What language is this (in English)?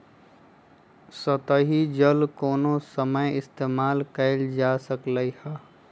Magahi